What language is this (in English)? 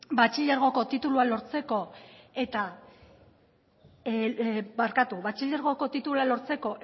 Basque